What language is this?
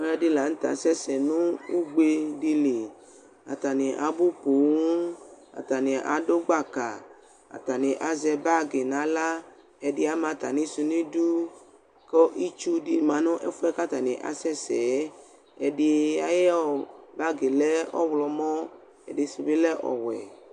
Ikposo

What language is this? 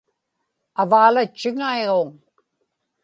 Inupiaq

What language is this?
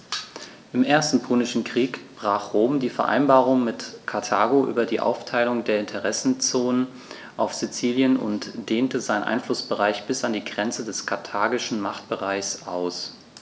German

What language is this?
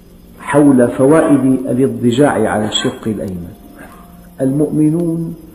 Arabic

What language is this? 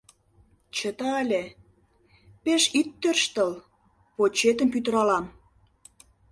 Mari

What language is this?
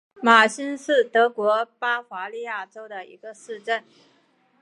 Chinese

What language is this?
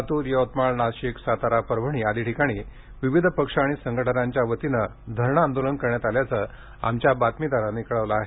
Marathi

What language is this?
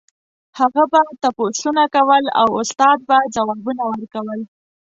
Pashto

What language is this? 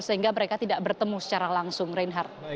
Indonesian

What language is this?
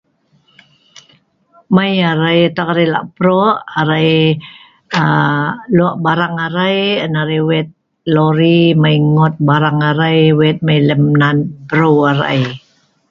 Sa'ban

